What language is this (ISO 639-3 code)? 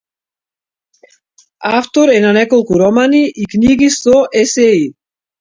mkd